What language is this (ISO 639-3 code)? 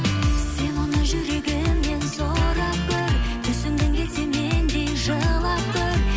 kaz